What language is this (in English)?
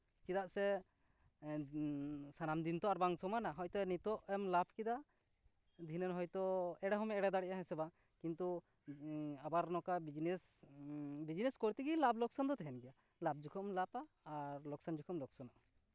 Santali